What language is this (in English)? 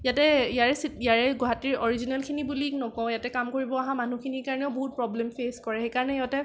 Assamese